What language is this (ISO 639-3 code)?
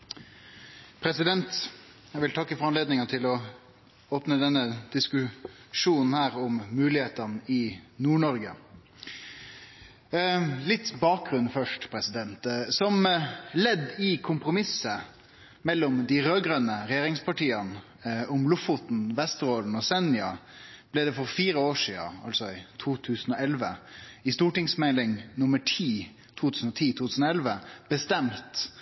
nor